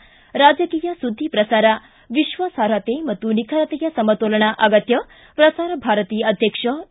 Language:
Kannada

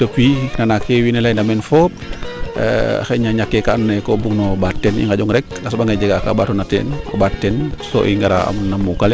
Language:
Serer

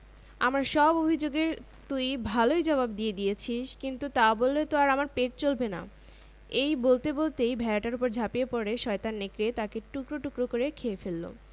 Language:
Bangla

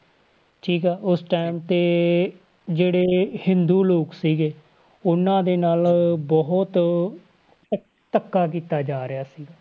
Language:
Punjabi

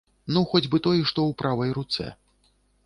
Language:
Belarusian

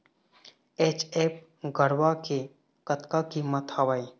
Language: Chhattisgarhi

